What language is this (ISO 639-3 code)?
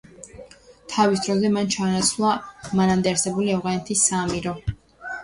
kat